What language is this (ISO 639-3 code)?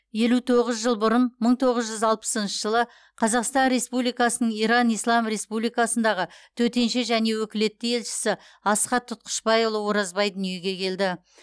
kaz